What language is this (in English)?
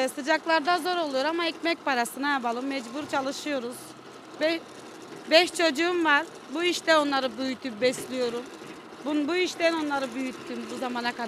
Turkish